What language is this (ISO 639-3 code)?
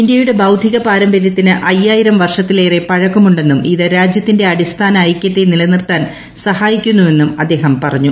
mal